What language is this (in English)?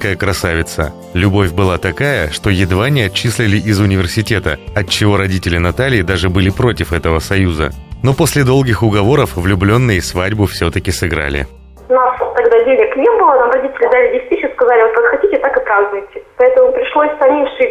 Russian